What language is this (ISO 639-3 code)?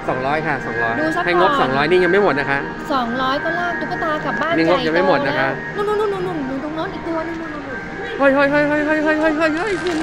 tha